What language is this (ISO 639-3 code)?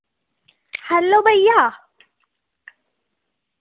doi